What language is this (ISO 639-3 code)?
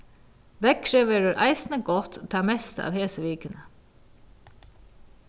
fao